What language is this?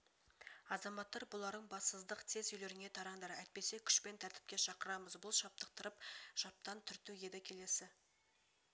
Kazakh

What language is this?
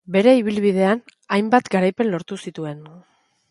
Basque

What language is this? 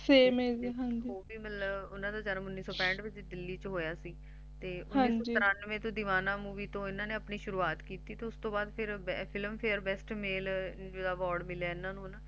Punjabi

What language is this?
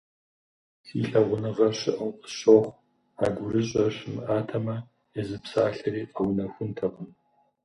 Kabardian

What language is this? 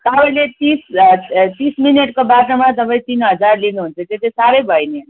Nepali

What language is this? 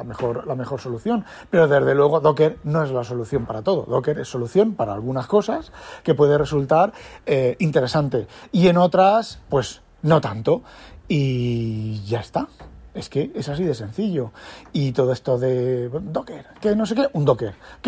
Spanish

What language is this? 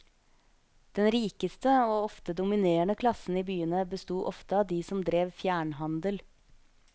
Norwegian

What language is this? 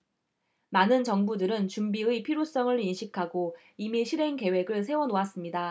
Korean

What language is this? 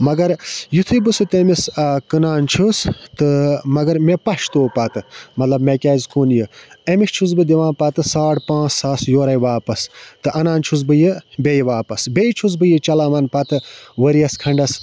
Kashmiri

